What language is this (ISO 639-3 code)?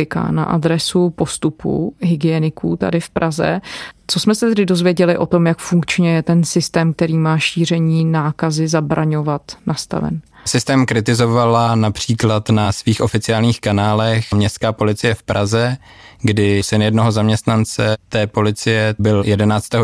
ces